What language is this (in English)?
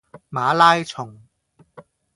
Cantonese